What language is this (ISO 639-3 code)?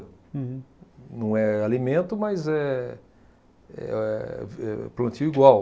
por